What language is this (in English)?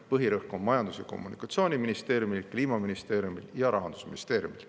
Estonian